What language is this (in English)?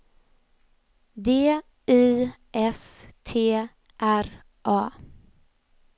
Swedish